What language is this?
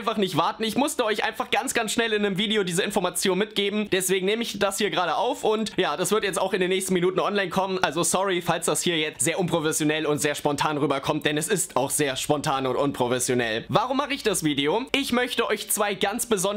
German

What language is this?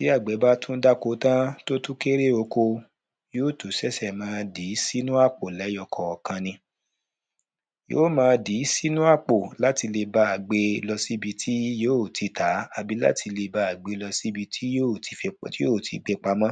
Yoruba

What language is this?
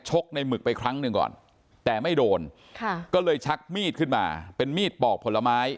Thai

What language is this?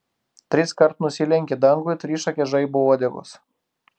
Lithuanian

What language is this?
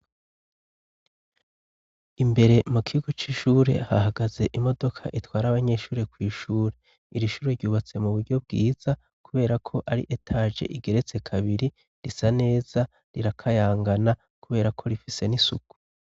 Rundi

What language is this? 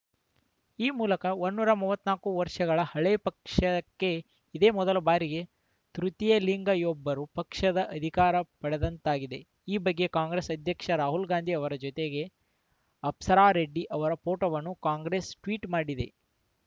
Kannada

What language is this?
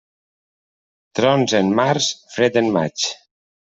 Catalan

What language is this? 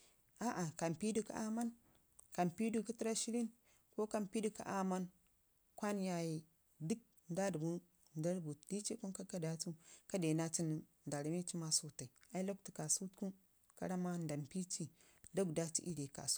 Ngizim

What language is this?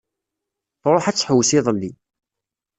Kabyle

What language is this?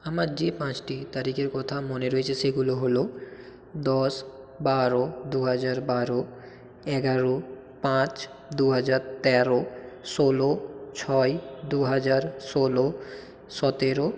Bangla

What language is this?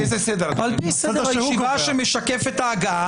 Hebrew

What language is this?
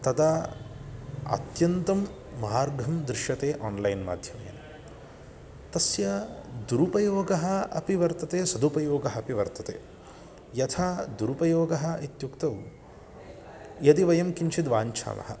Sanskrit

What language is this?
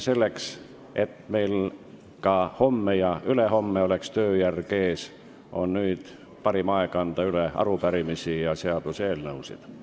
Estonian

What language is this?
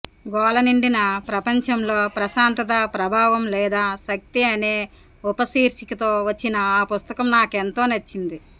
Telugu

